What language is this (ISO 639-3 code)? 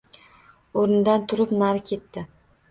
uzb